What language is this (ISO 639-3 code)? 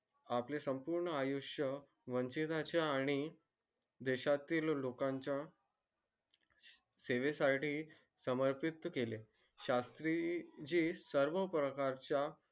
mar